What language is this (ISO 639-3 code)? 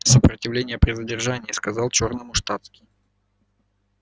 rus